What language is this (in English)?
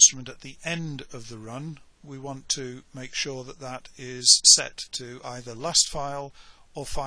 English